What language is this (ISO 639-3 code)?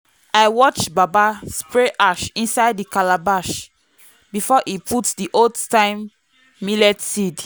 pcm